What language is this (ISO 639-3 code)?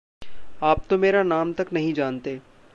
hin